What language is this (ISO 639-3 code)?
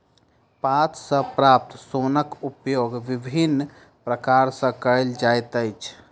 mai